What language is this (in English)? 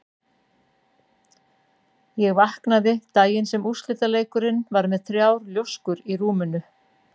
Icelandic